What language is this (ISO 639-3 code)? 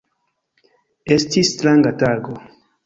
epo